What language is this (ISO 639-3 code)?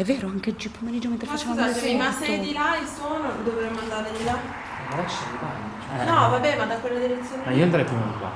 ita